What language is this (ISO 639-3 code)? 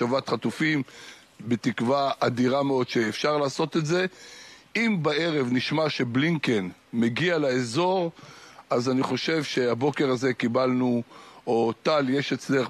heb